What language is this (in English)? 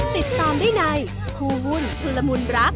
Thai